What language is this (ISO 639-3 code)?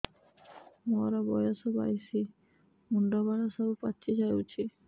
ori